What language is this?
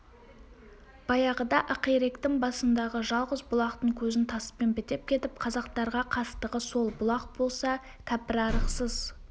Kazakh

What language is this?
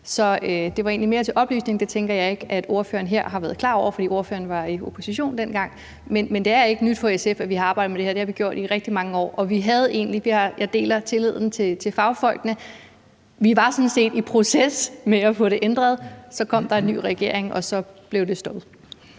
Danish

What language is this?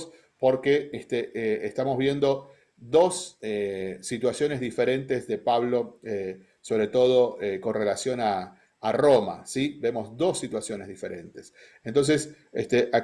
Spanish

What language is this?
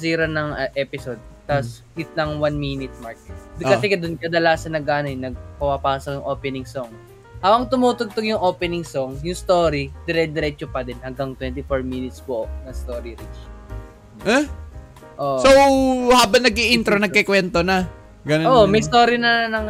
Filipino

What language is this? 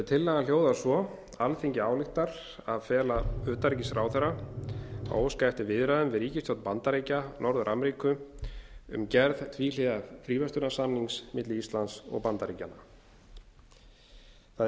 Icelandic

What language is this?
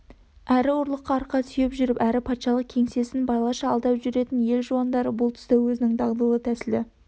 Kazakh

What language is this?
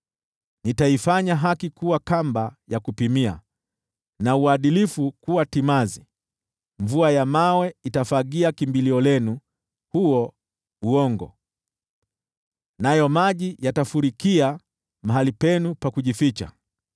Swahili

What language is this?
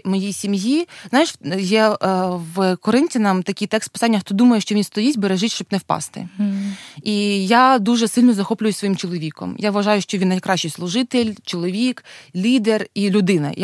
Ukrainian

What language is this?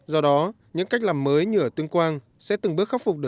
Vietnamese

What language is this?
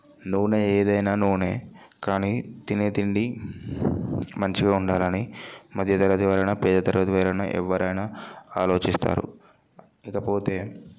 Telugu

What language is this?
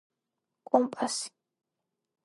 Georgian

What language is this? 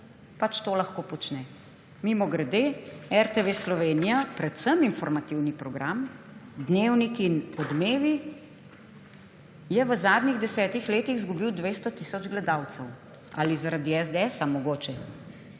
Slovenian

